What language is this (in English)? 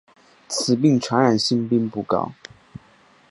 Chinese